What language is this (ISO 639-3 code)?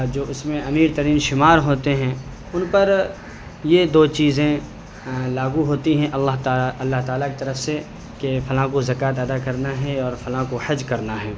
urd